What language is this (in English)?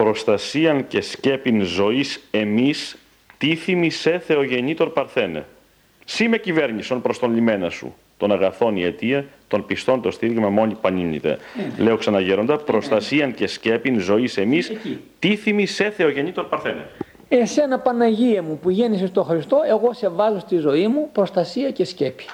Greek